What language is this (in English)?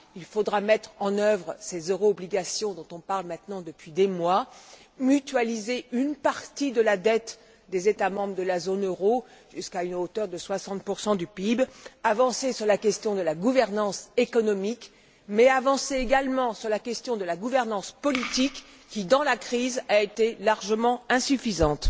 French